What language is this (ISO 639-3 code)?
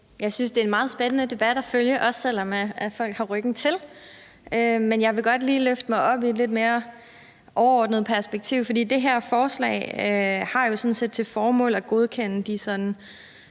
dan